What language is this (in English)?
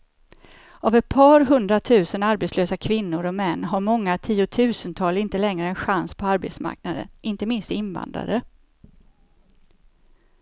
Swedish